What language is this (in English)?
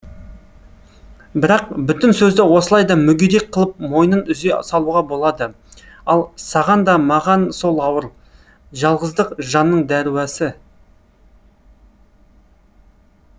Kazakh